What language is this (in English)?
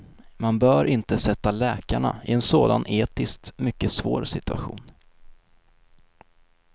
Swedish